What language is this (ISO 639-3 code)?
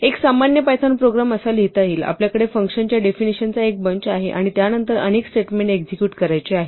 mar